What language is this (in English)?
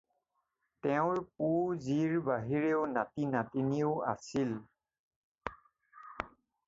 Assamese